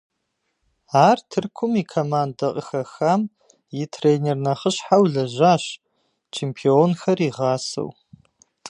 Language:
Kabardian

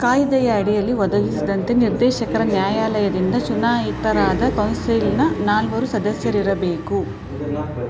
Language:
Kannada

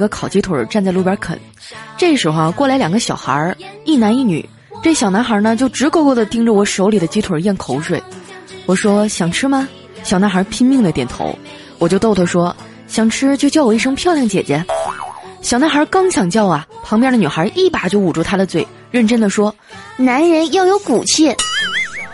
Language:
Chinese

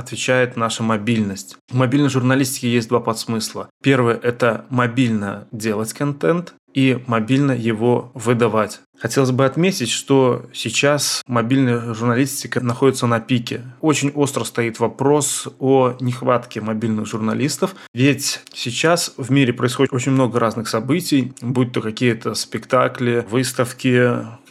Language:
Russian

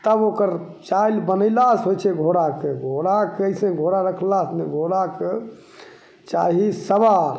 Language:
Maithili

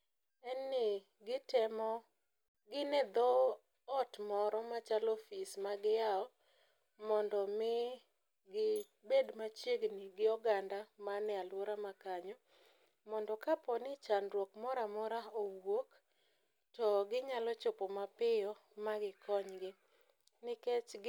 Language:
Luo (Kenya and Tanzania)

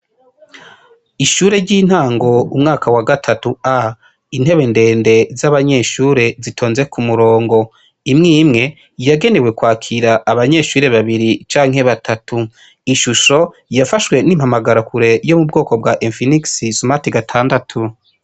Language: Rundi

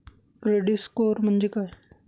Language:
Marathi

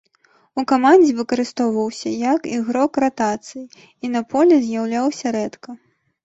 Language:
Belarusian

